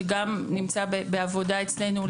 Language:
Hebrew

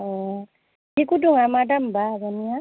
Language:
Bodo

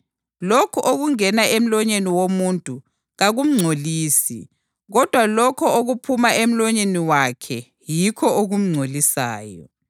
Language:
North Ndebele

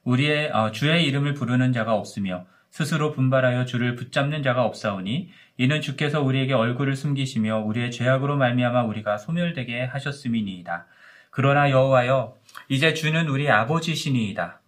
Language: Korean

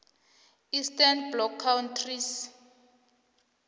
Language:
South Ndebele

